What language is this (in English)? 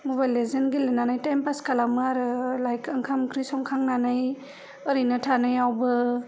Bodo